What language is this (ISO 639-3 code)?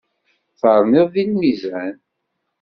kab